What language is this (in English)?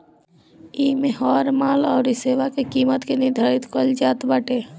Bhojpuri